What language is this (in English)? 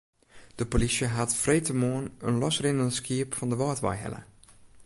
Western Frisian